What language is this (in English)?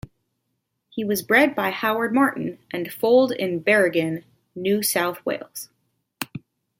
English